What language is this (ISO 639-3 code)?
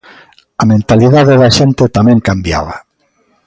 glg